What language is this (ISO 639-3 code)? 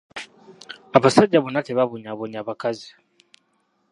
lug